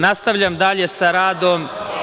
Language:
Serbian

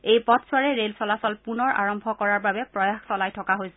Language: Assamese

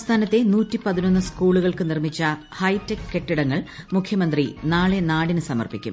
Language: Malayalam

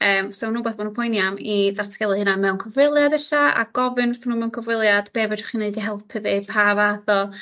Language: Welsh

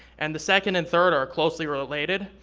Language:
English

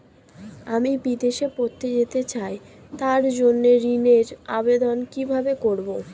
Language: Bangla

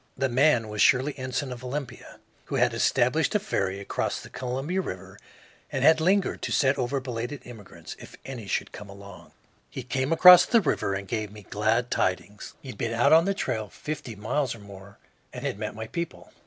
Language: English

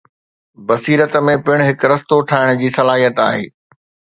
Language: Sindhi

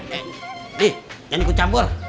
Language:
Indonesian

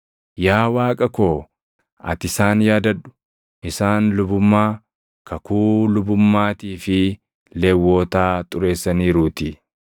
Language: Oromo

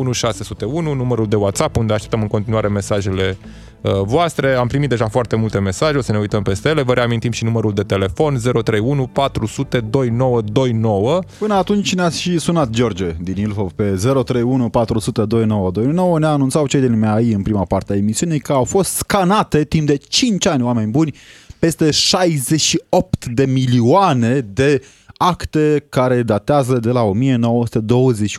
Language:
Romanian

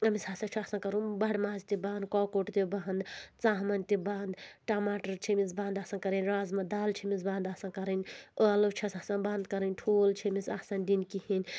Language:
Kashmiri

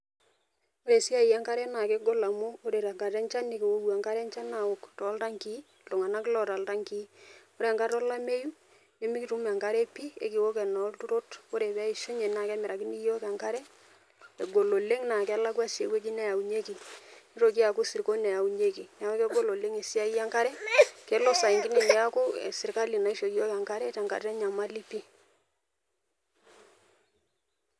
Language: Masai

